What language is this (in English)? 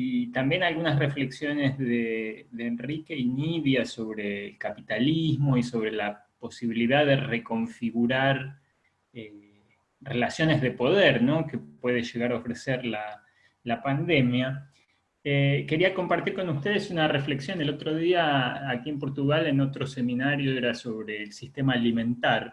Spanish